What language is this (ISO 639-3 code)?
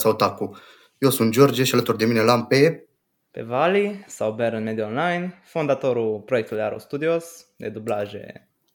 ron